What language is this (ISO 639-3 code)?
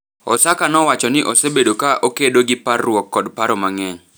luo